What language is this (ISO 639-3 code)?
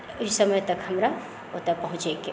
mai